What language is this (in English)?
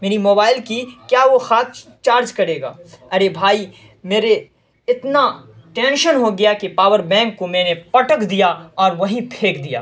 Urdu